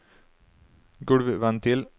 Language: Norwegian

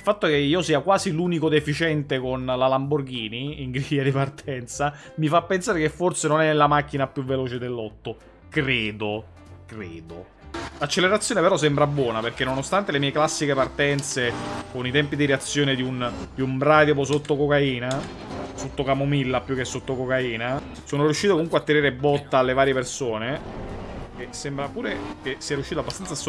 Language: Italian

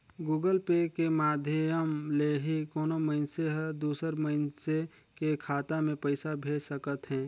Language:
Chhattisgarhi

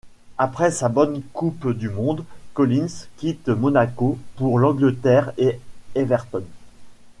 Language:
French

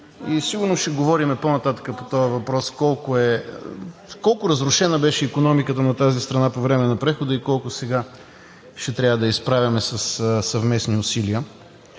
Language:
Bulgarian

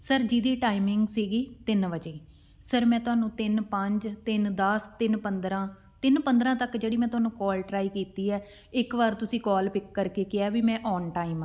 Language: Punjabi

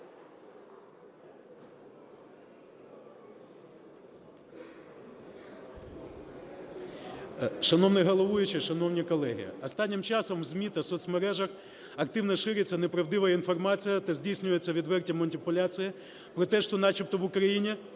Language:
Ukrainian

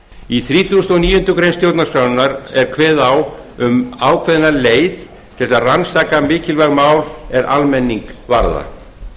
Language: Icelandic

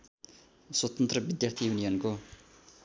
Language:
Nepali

